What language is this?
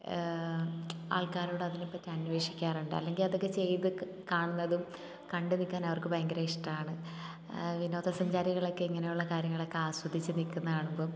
Malayalam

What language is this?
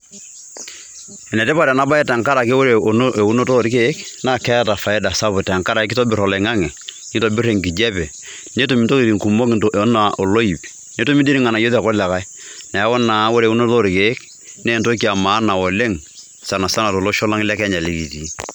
Masai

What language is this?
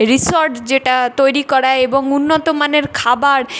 Bangla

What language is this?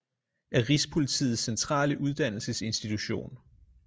Danish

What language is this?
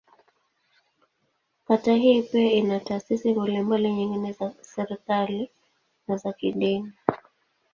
Swahili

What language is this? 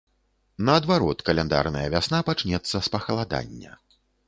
Belarusian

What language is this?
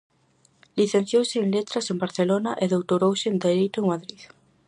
Galician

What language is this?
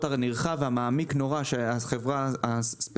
Hebrew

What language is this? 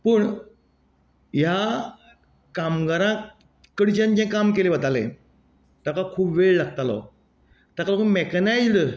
Konkani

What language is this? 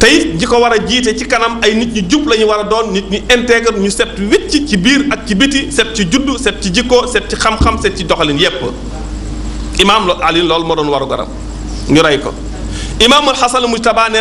French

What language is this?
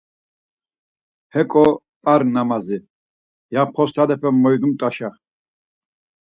Laz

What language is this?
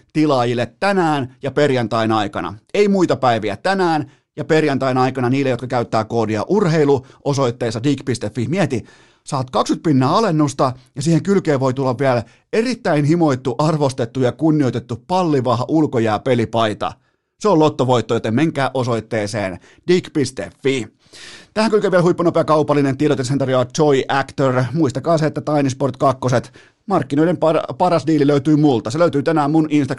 Finnish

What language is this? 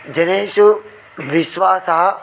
Sanskrit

